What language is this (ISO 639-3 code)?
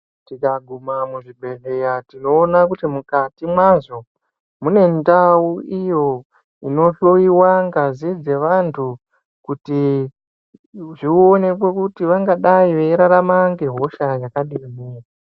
ndc